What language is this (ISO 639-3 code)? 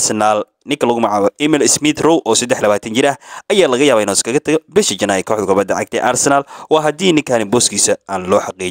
ara